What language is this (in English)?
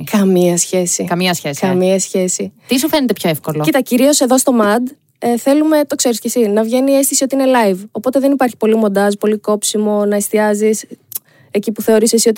Greek